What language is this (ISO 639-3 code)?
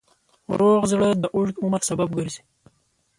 pus